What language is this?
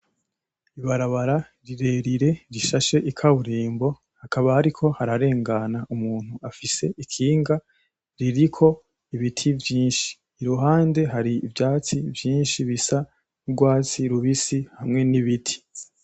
Rundi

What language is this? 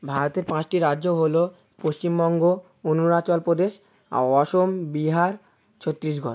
Bangla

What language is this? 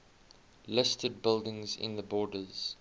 English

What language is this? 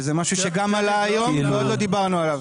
Hebrew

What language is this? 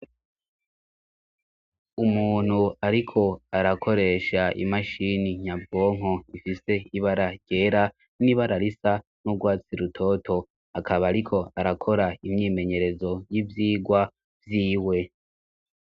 Rundi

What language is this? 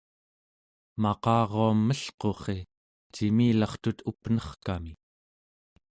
Central Yupik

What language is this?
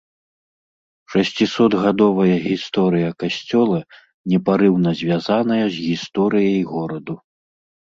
Belarusian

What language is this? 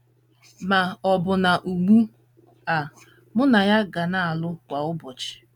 Igbo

